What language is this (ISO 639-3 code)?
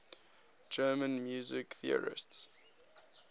eng